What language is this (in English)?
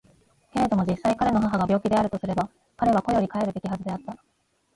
Japanese